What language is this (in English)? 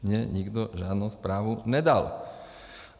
Czech